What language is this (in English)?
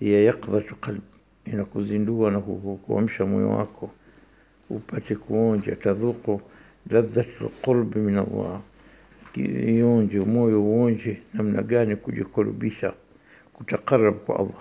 Arabic